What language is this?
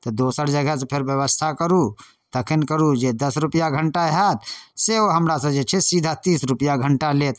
Maithili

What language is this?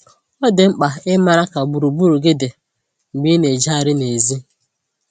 Igbo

